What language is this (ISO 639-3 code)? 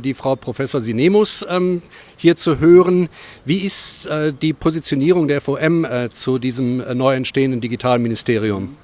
deu